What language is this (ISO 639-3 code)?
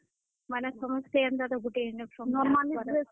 ori